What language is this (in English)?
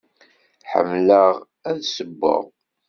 Kabyle